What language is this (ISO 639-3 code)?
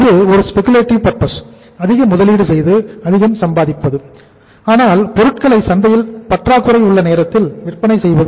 tam